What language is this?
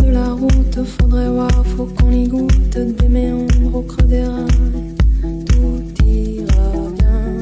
Thai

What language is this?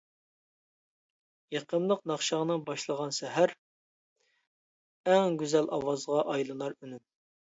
Uyghur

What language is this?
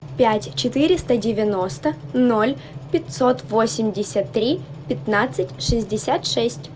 Russian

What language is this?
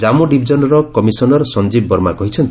Odia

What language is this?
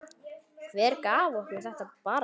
Icelandic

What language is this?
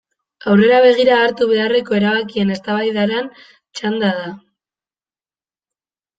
Basque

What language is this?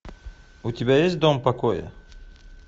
Russian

